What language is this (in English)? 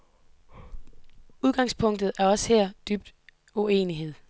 Danish